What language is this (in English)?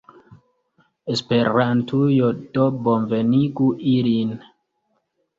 Esperanto